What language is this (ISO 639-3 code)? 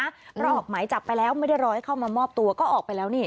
tha